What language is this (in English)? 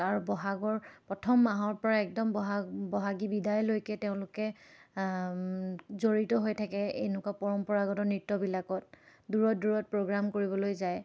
Assamese